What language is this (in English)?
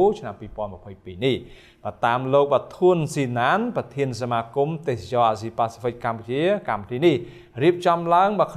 Thai